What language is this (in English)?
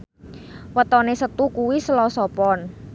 Javanese